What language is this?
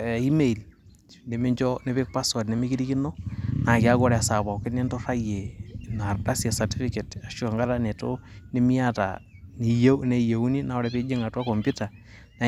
Masai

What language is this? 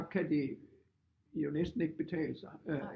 Danish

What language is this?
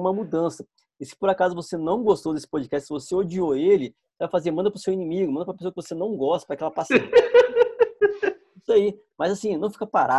Portuguese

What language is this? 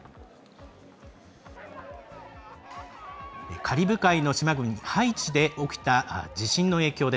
Japanese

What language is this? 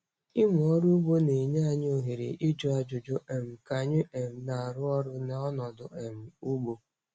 Igbo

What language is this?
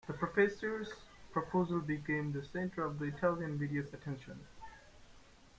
English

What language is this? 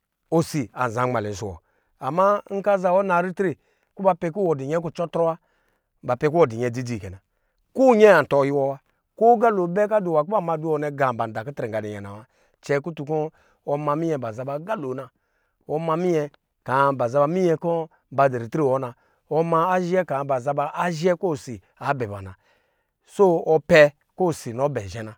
Lijili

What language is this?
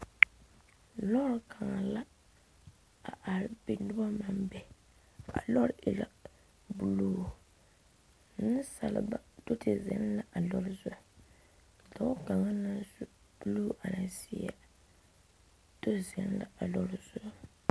Southern Dagaare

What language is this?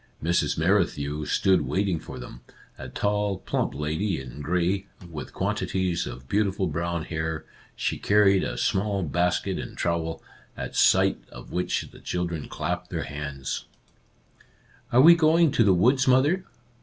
English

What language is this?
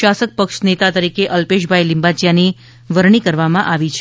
Gujarati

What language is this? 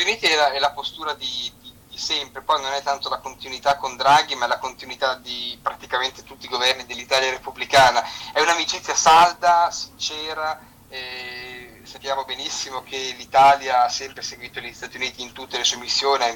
Italian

